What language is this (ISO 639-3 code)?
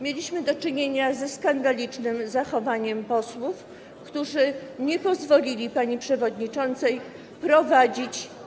pol